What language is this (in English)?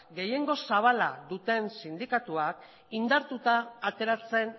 Basque